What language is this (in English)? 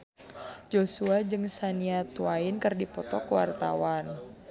Sundanese